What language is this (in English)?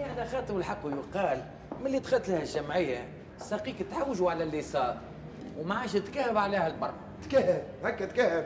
Arabic